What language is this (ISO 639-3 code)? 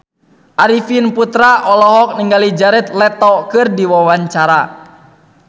sun